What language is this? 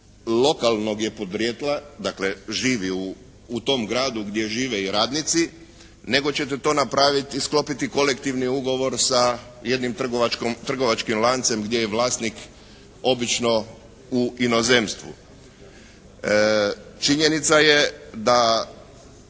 Croatian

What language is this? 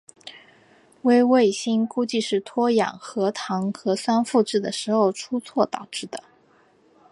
Chinese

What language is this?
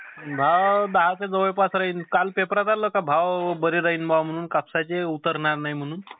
Marathi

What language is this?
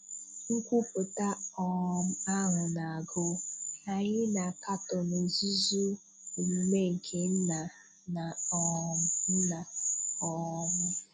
Igbo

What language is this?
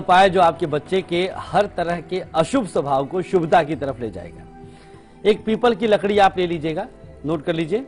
Hindi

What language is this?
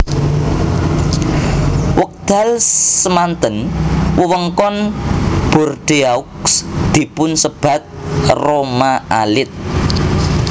Javanese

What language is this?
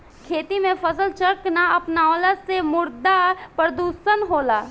Bhojpuri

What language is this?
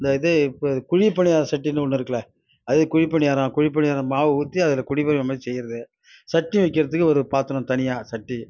Tamil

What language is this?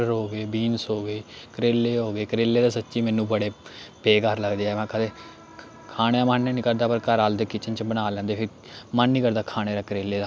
Dogri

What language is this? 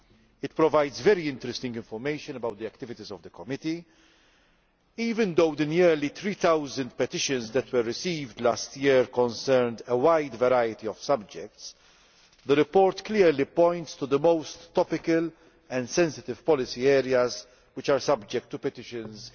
English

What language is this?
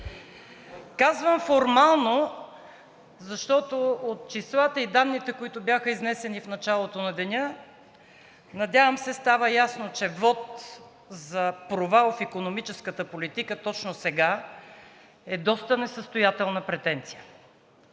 Bulgarian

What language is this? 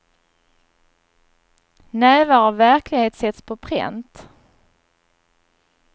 Swedish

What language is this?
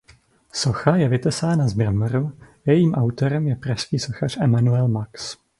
Czech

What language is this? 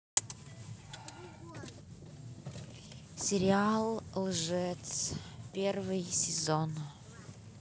Russian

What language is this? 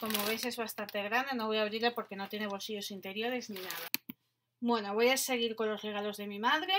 Spanish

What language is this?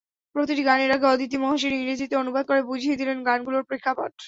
Bangla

